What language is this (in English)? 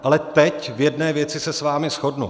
Czech